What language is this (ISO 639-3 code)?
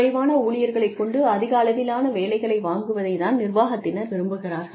tam